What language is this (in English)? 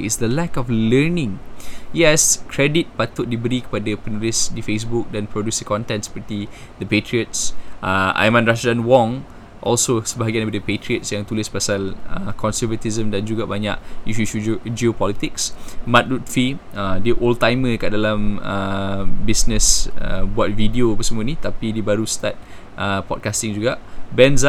Malay